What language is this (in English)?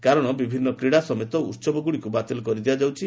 Odia